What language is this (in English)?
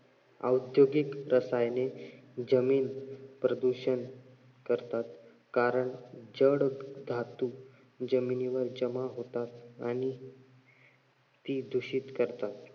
Marathi